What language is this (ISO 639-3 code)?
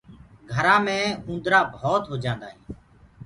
ggg